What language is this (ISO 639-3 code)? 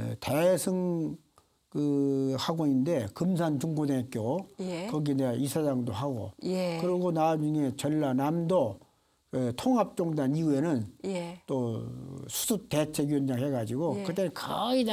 kor